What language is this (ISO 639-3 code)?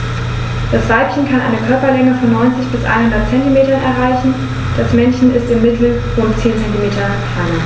deu